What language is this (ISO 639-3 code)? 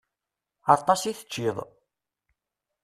kab